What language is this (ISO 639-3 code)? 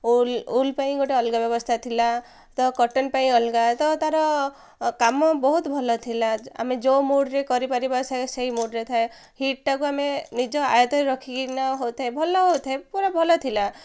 ori